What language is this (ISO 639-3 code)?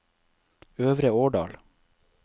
nor